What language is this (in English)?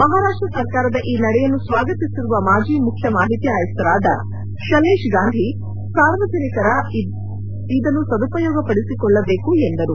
Kannada